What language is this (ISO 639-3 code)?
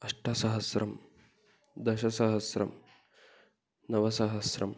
san